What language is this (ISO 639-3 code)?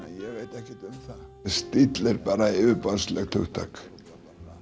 isl